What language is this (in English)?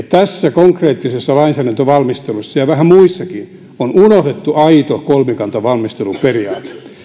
Finnish